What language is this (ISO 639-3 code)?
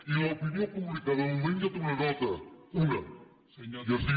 cat